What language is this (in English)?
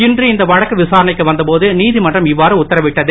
Tamil